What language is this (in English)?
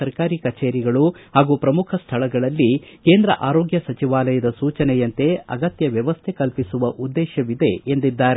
Kannada